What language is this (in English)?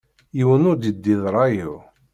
Kabyle